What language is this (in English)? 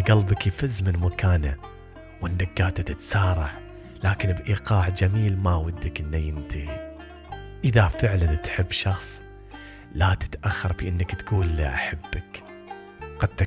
Arabic